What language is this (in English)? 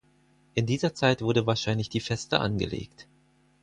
German